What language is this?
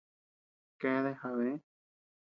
Tepeuxila Cuicatec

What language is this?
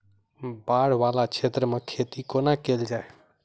Maithili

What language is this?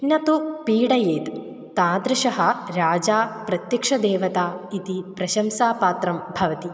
Sanskrit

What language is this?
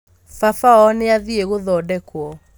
Kikuyu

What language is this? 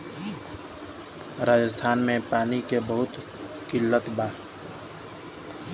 Bhojpuri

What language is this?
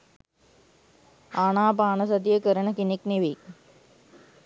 Sinhala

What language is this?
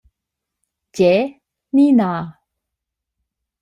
Romansh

